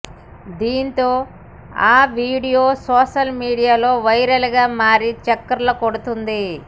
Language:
Telugu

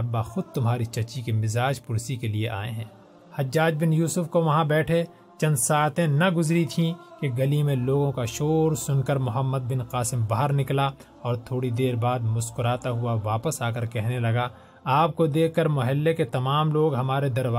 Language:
Urdu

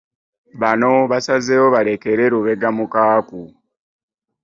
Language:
Ganda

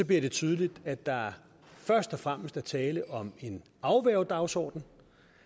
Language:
Danish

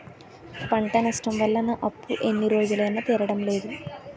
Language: Telugu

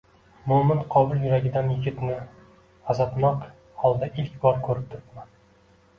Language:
Uzbek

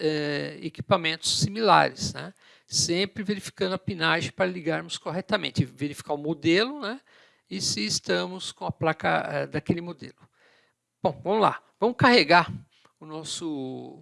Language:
Portuguese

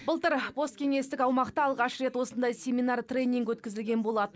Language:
Kazakh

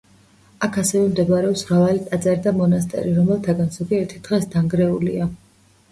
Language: Georgian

